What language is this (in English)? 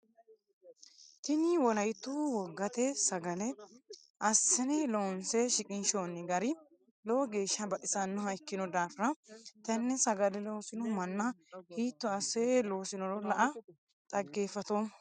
Sidamo